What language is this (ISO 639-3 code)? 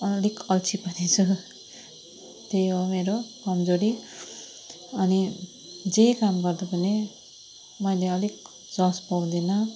nep